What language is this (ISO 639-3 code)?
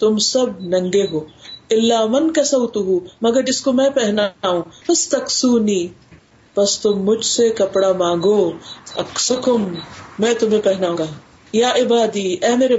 urd